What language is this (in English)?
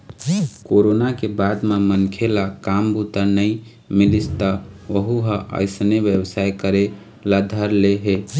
Chhattisgarhi